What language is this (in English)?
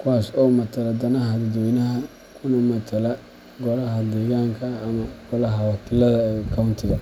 Somali